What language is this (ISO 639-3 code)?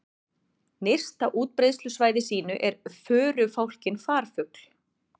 isl